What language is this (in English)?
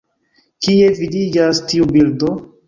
Esperanto